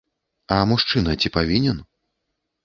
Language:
Belarusian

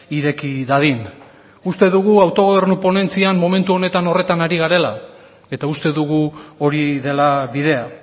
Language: Basque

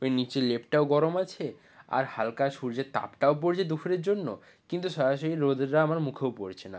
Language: Bangla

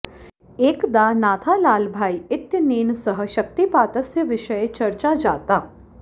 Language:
Sanskrit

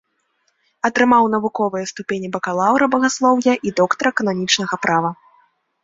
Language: Belarusian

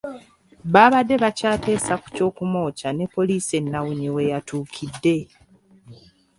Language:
Ganda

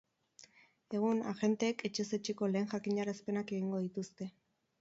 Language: Basque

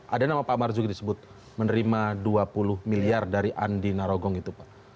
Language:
Indonesian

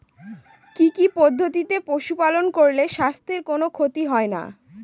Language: Bangla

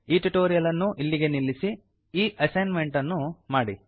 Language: Kannada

